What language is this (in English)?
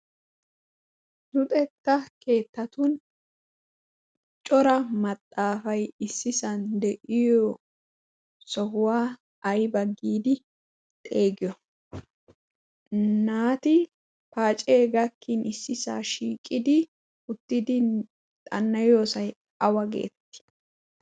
Wolaytta